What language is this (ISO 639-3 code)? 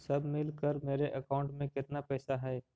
mag